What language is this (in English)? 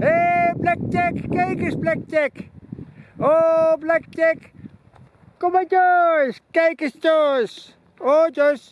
Dutch